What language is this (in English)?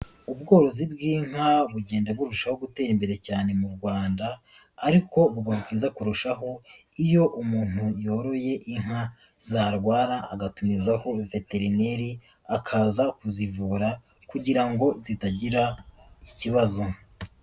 Kinyarwanda